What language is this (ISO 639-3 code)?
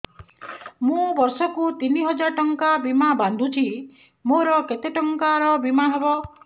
ori